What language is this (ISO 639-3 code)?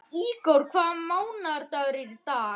isl